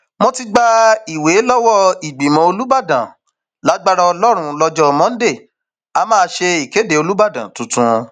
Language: Yoruba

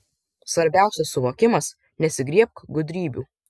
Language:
Lithuanian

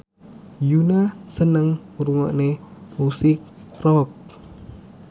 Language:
Javanese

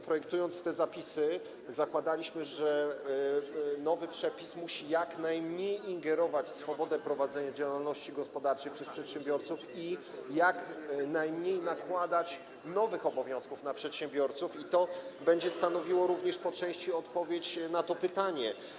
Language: Polish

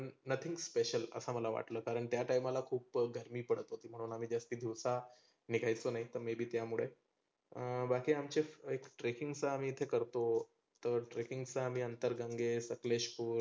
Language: Marathi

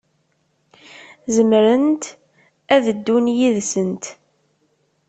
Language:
Kabyle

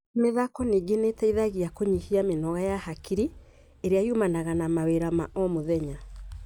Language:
Kikuyu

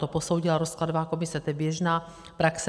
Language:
Czech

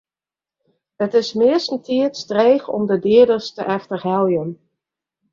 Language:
Western Frisian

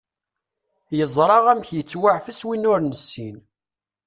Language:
Kabyle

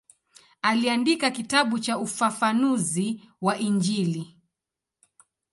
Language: Swahili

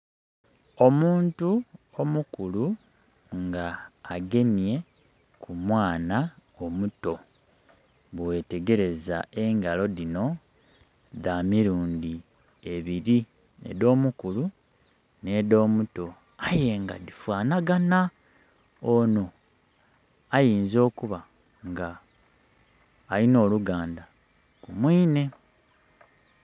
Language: Soga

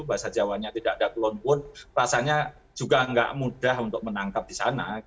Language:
Indonesian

